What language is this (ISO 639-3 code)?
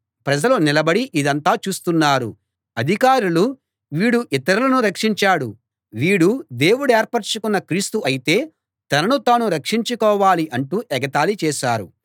tel